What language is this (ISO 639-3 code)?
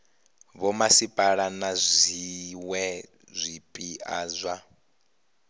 ven